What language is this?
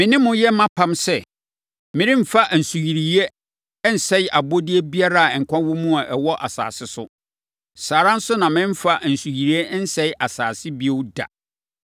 Akan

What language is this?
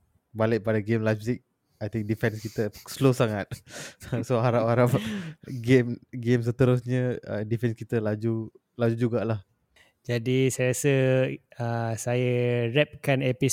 Malay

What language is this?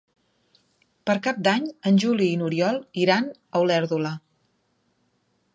Catalan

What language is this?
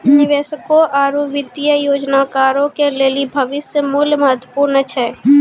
Maithili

